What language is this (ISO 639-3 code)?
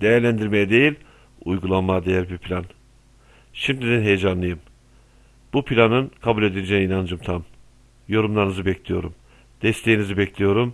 tur